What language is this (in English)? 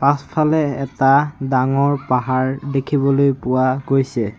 Assamese